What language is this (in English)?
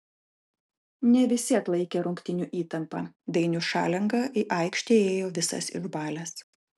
Lithuanian